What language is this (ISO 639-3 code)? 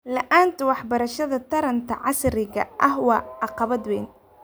som